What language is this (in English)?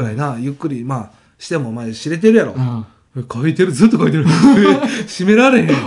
Japanese